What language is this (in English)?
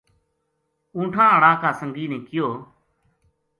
Gujari